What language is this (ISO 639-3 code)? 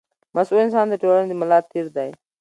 pus